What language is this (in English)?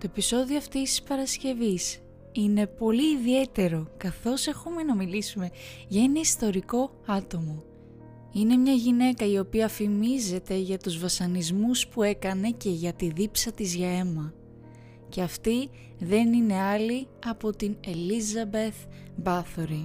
Greek